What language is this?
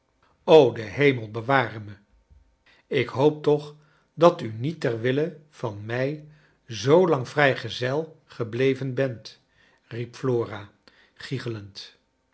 Dutch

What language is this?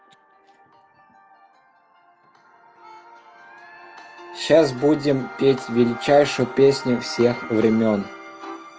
Russian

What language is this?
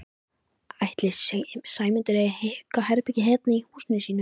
Icelandic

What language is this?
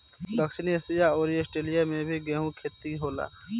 Bhojpuri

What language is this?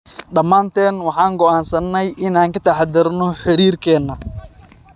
Somali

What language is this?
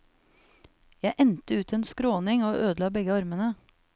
Norwegian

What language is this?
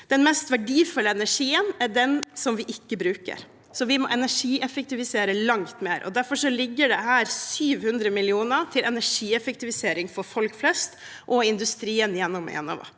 Norwegian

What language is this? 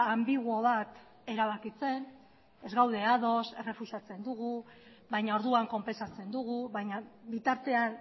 Basque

